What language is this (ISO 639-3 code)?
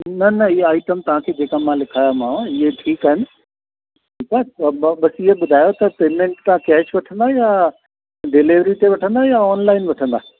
snd